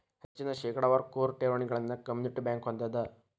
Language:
Kannada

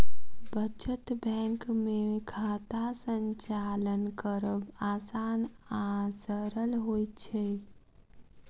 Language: Maithili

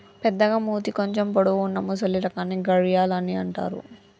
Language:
Telugu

